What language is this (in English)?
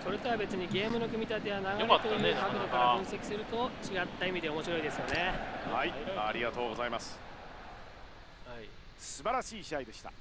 Japanese